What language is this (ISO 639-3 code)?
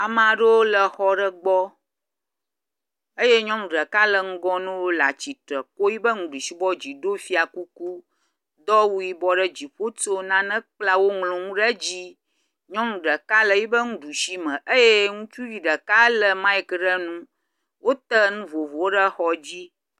ewe